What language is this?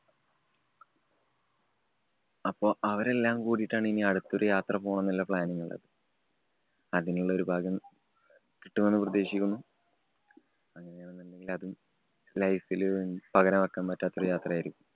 Malayalam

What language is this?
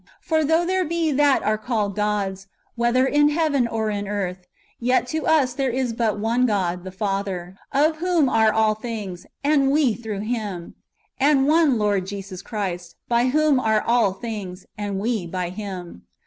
English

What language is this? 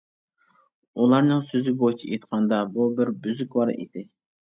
Uyghur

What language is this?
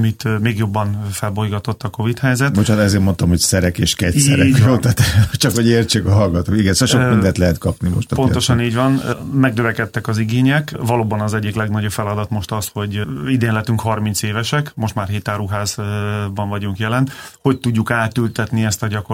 Hungarian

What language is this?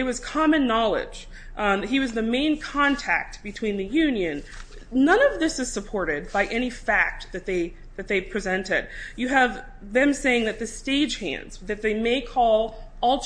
English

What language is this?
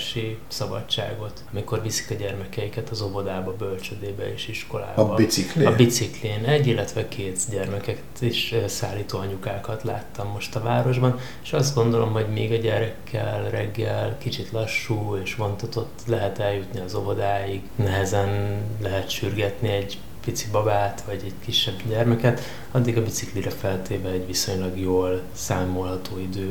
Hungarian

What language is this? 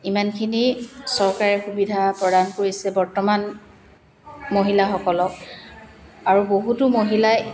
Assamese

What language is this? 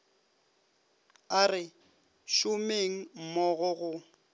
Northern Sotho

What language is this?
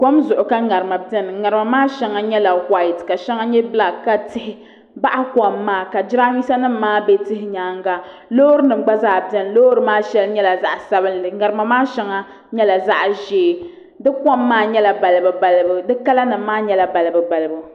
Dagbani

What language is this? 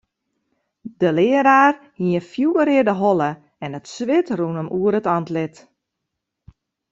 Western Frisian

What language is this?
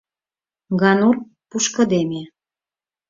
Mari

